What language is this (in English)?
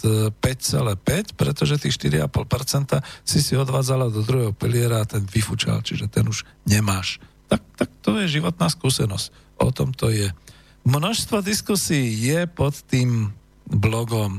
Slovak